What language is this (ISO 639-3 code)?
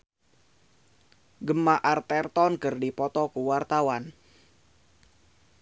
sun